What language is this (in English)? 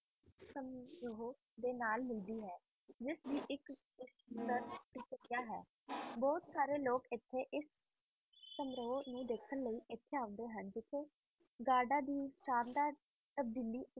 Punjabi